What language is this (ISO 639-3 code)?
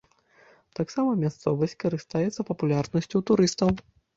bel